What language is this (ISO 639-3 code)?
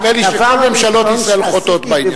heb